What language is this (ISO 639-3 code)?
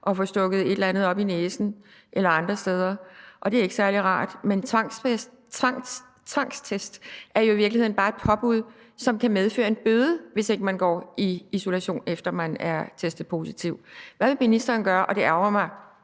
dan